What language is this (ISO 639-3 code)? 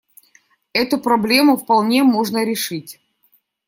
rus